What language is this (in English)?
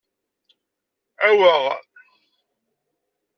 Kabyle